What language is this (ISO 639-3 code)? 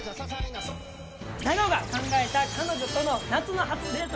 jpn